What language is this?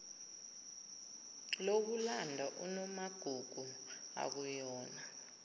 Zulu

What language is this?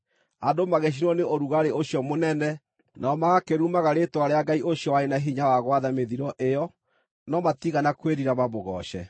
Kikuyu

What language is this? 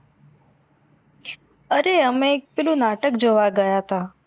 Gujarati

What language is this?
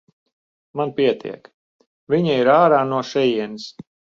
Latvian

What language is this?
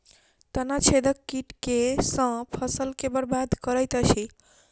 Maithili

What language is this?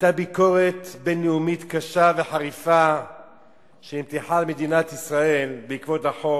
Hebrew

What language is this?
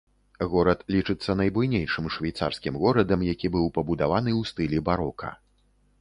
Belarusian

